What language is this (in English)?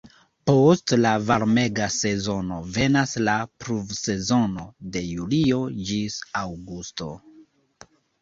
Esperanto